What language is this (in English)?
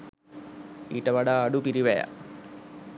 Sinhala